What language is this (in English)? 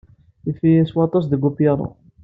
Kabyle